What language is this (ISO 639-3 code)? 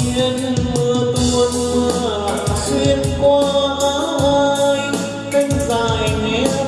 vie